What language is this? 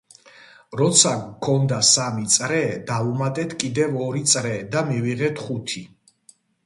Georgian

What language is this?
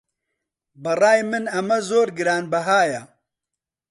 Central Kurdish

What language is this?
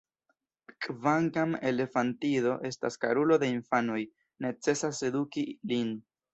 Esperanto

